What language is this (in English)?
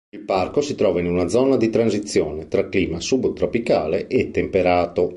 Italian